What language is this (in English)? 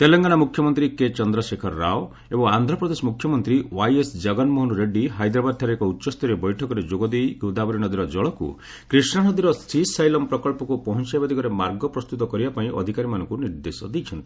Odia